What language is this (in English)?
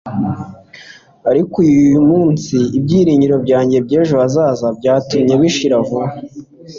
Kinyarwanda